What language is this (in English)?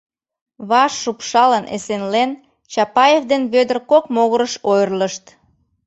Mari